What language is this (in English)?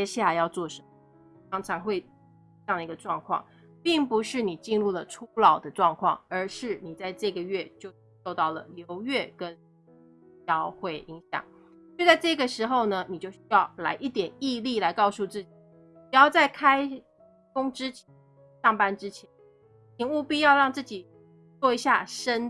Chinese